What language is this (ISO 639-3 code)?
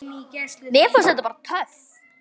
isl